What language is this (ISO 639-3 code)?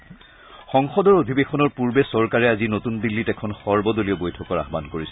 asm